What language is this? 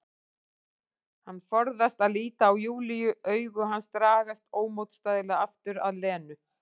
Icelandic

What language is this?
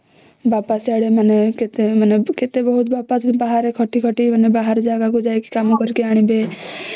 Odia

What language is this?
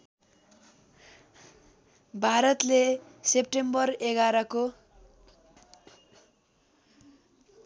Nepali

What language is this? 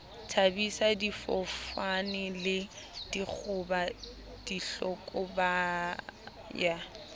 Southern Sotho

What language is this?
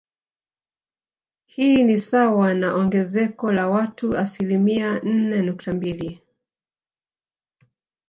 Swahili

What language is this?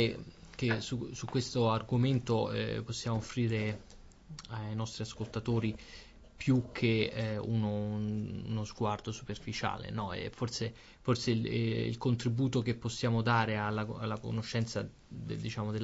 Italian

